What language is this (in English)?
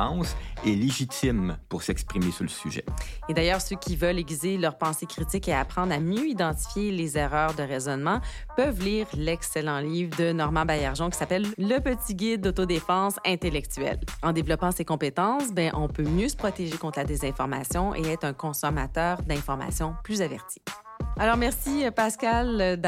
French